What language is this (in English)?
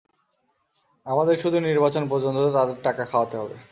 Bangla